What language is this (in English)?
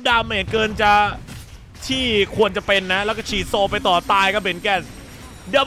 Thai